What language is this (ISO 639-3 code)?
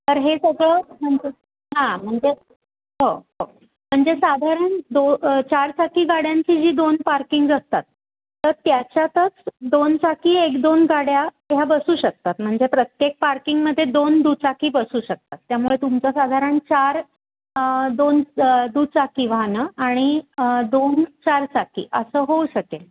mar